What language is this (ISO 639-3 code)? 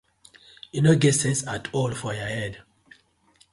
pcm